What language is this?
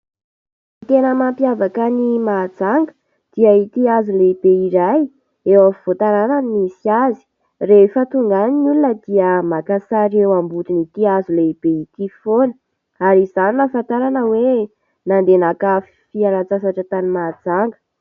Malagasy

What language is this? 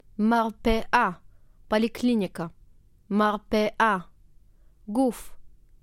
Russian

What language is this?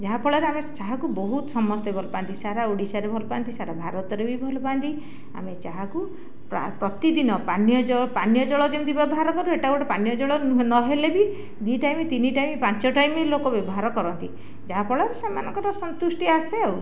Odia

